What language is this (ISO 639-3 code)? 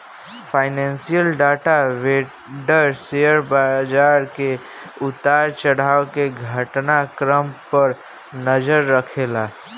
bho